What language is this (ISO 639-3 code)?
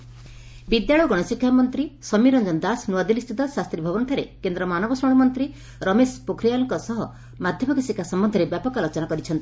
ori